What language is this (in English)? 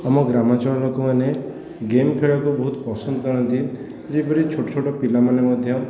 Odia